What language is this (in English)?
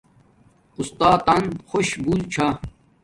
Domaaki